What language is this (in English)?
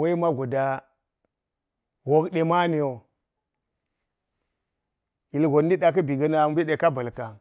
Geji